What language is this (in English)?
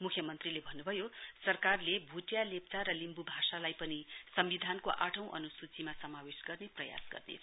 Nepali